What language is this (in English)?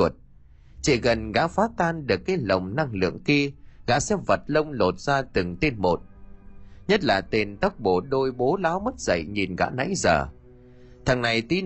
Vietnamese